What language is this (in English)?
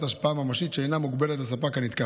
Hebrew